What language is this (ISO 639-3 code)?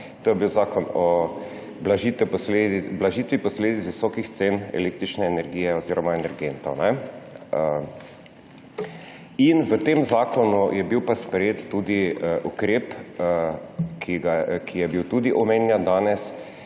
slv